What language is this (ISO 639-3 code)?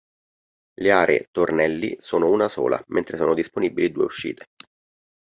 ita